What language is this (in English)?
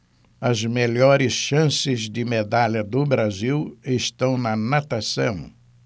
Portuguese